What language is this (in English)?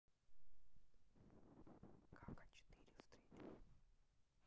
Russian